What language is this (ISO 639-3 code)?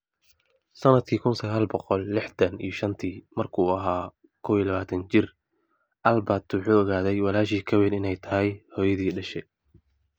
som